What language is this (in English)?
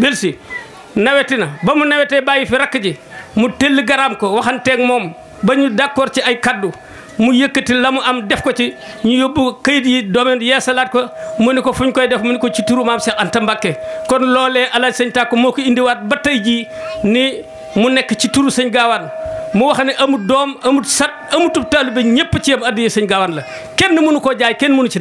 French